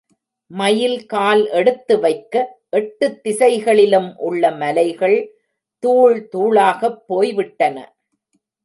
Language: Tamil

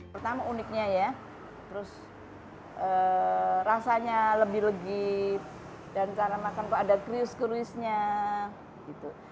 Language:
Indonesian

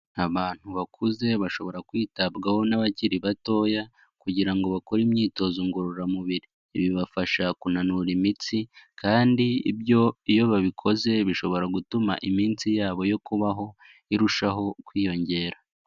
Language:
Kinyarwanda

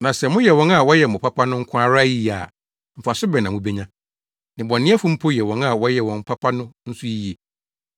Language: Akan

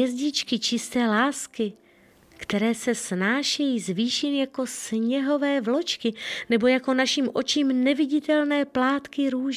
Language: Czech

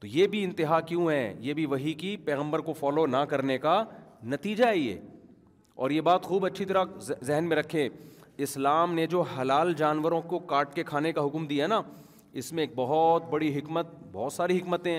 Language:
Urdu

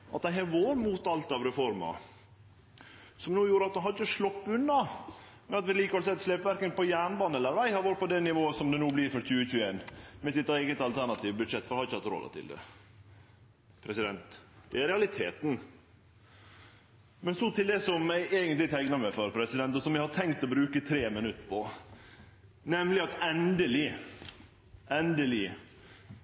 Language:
Norwegian Nynorsk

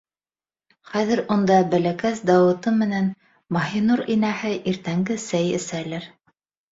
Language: Bashkir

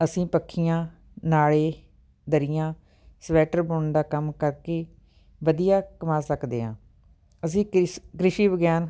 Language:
Punjabi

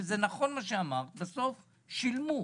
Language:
Hebrew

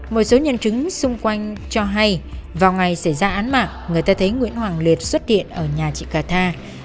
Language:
Vietnamese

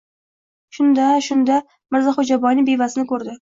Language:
Uzbek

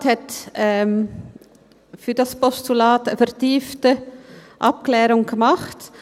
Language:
Swiss German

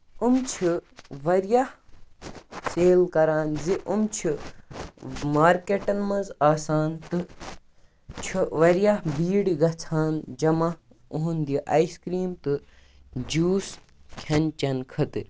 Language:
Kashmiri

